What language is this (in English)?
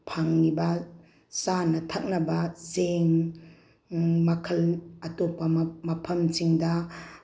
Manipuri